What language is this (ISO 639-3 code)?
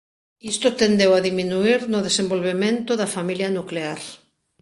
glg